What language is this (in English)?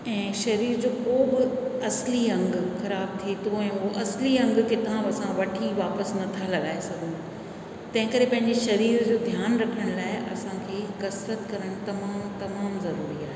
Sindhi